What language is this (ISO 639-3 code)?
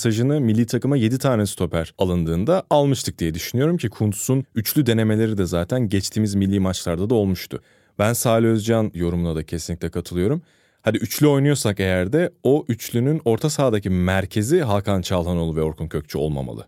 tur